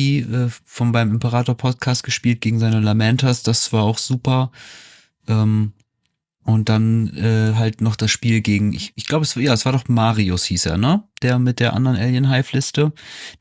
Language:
German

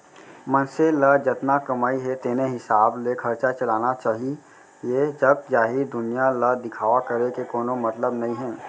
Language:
Chhattisgarhi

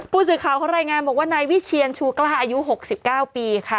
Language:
Thai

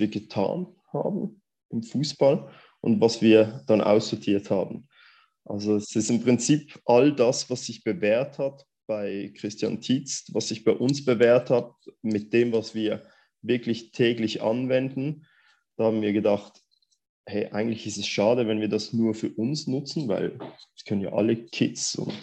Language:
German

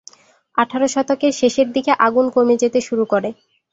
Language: Bangla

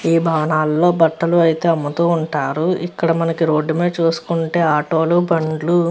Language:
Telugu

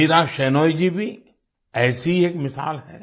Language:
Hindi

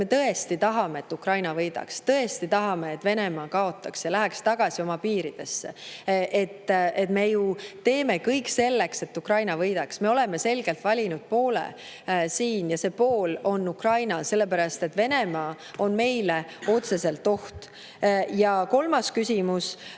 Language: Estonian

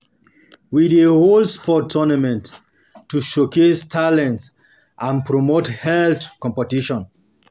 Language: Nigerian Pidgin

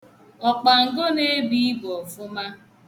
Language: Igbo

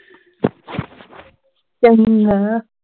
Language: Punjabi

